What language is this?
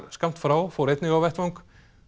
Icelandic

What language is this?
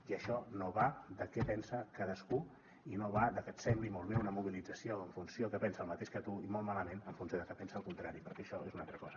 Catalan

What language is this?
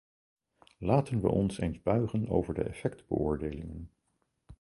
Dutch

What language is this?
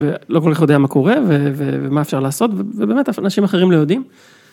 Hebrew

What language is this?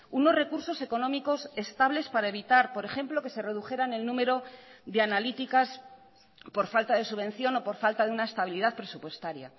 Spanish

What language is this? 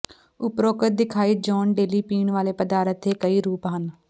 Punjabi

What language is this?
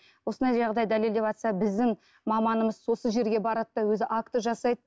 Kazakh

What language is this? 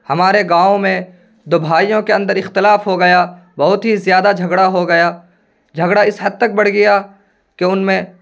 Urdu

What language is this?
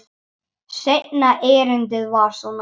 Icelandic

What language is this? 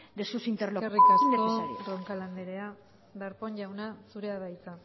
Basque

